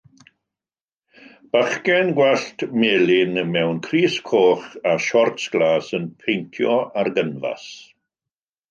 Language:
Welsh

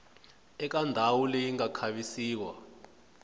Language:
Tsonga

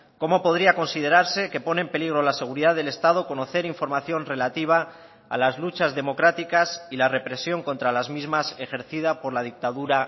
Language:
Spanish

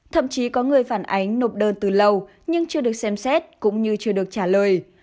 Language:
Vietnamese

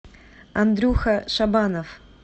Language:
Russian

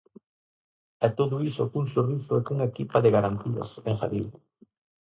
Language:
Galician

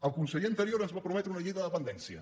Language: Catalan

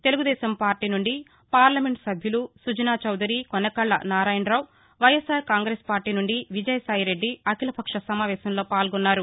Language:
Telugu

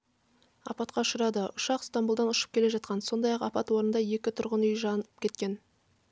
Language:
Kazakh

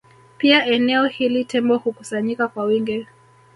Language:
Swahili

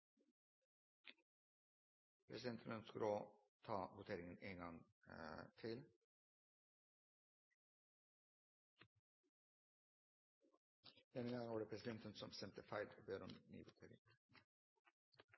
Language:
Norwegian Bokmål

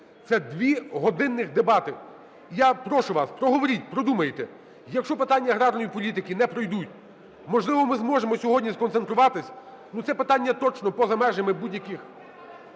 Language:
Ukrainian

